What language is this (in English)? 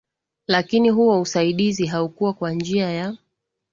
Swahili